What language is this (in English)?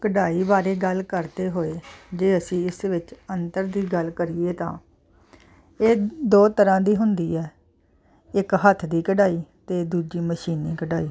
Punjabi